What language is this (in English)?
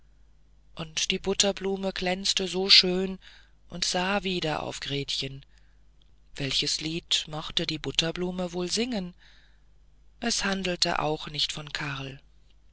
German